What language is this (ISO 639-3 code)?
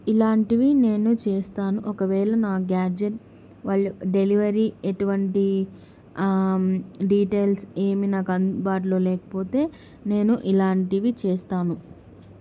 tel